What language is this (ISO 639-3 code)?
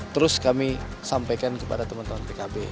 ind